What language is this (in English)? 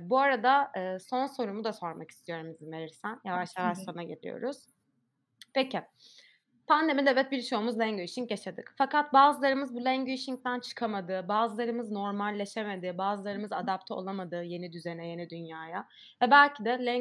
Turkish